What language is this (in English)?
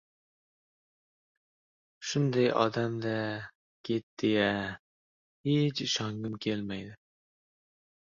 Uzbek